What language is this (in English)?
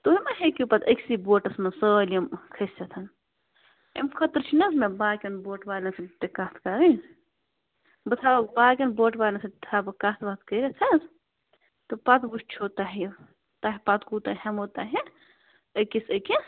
Kashmiri